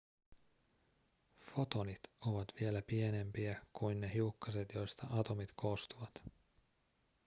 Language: Finnish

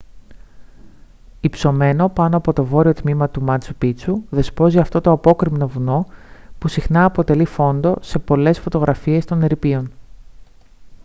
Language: Greek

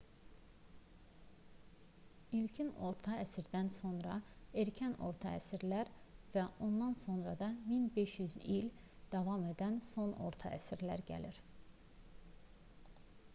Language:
Azerbaijani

